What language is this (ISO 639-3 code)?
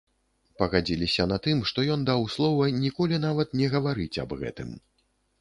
bel